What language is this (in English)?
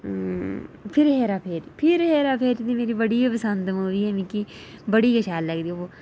Dogri